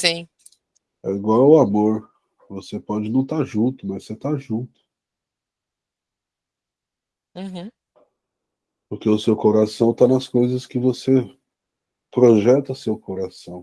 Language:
Portuguese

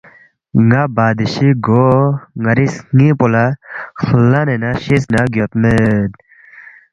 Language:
Balti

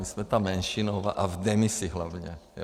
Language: Czech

